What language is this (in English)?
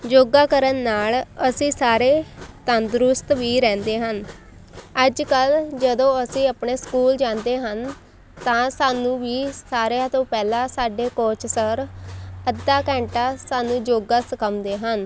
Punjabi